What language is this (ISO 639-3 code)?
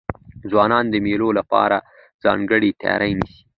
pus